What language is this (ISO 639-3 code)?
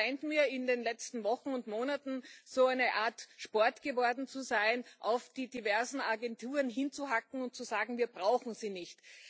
deu